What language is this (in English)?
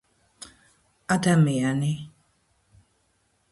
Georgian